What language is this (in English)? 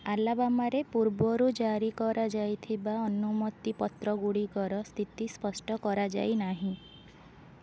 Odia